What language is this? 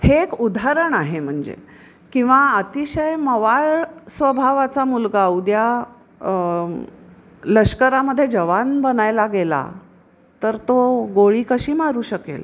Marathi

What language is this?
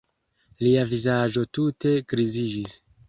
Esperanto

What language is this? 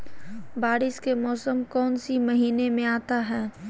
Magahi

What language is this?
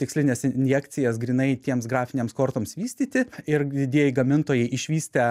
Lithuanian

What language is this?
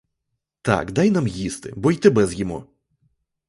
Ukrainian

